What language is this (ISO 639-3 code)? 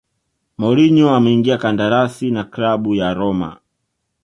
swa